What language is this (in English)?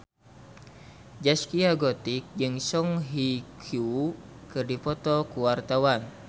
Sundanese